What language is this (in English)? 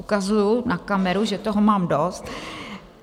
Czech